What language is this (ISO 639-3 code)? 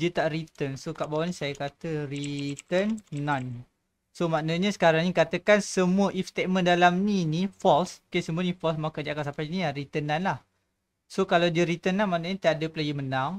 msa